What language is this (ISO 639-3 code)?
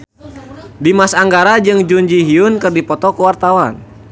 sun